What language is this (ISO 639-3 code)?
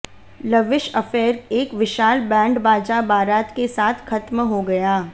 hin